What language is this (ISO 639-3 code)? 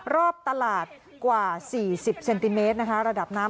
tha